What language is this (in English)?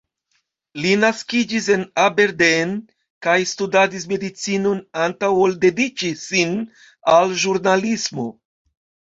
Esperanto